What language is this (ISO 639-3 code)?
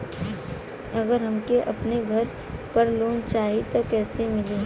bho